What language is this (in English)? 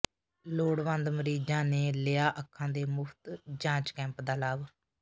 Punjabi